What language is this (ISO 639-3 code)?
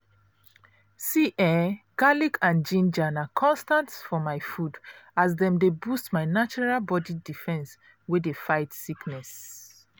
pcm